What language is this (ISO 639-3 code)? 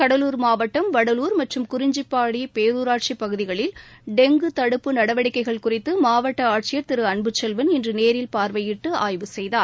tam